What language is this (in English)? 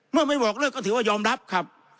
Thai